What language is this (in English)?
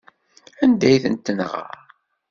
Kabyle